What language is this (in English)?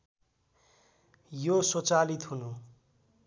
Nepali